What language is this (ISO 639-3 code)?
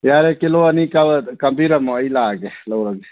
mni